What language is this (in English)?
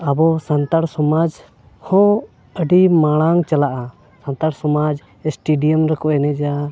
Santali